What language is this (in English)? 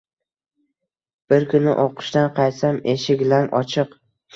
Uzbek